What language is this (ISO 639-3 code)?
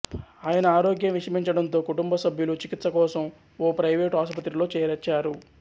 tel